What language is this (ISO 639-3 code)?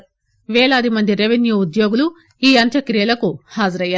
tel